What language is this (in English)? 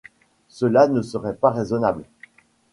French